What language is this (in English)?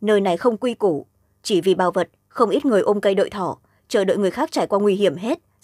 Vietnamese